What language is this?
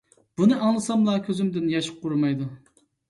Uyghur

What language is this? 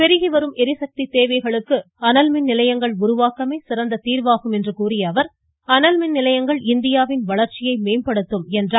Tamil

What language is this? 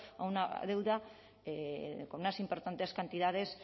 Spanish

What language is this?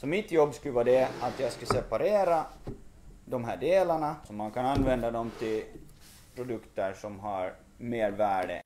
Swedish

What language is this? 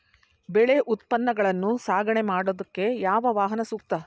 Kannada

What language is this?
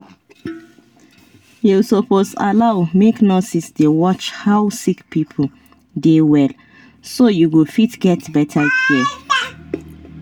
Nigerian Pidgin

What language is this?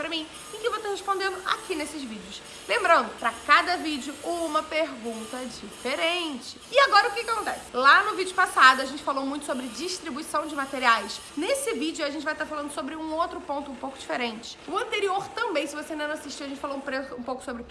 Portuguese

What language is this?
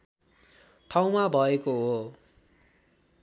Nepali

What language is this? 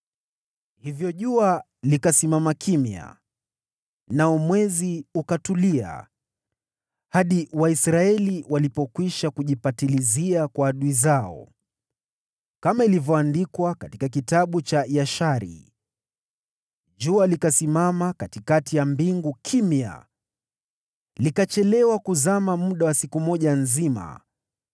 Swahili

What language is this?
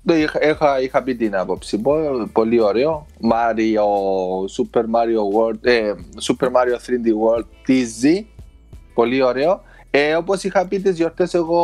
Greek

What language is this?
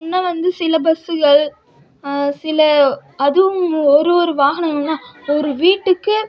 Tamil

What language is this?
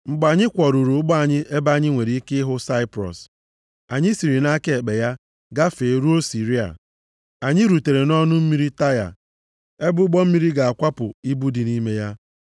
Igbo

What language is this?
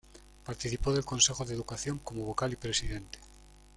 Spanish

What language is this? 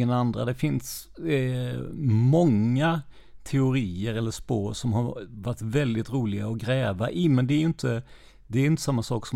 Swedish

